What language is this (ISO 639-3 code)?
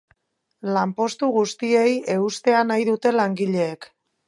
eus